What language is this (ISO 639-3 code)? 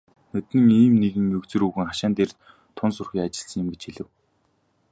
mon